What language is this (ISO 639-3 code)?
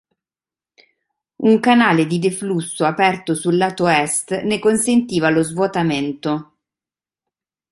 ita